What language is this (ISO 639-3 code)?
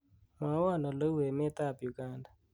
kln